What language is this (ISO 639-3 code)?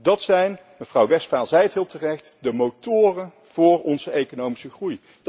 nld